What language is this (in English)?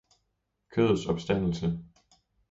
Danish